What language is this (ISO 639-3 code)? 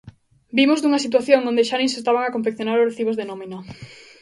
glg